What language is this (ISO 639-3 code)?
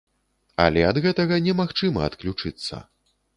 bel